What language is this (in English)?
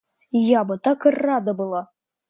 Russian